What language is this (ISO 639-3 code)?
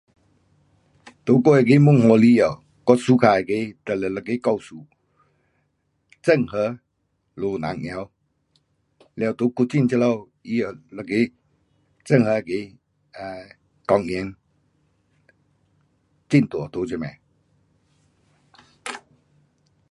cpx